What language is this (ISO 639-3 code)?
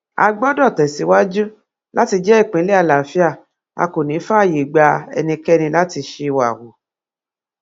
yor